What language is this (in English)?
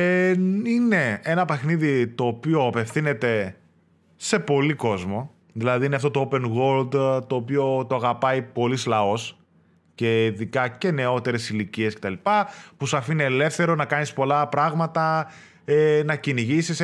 Greek